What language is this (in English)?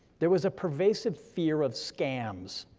English